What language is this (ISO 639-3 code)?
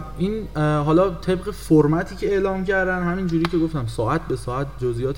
fas